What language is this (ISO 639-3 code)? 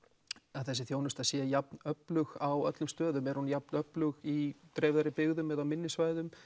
isl